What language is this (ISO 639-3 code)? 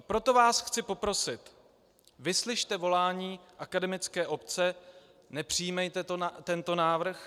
ces